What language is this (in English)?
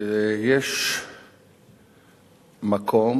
Hebrew